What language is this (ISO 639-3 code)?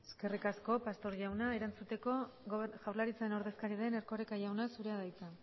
eus